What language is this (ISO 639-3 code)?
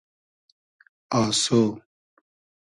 haz